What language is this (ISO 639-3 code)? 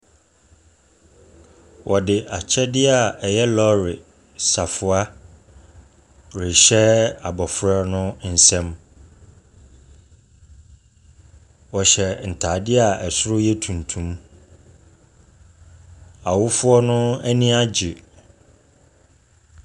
aka